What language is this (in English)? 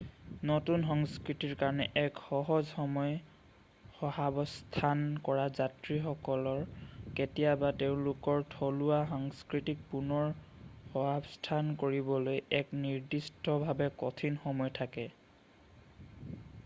Assamese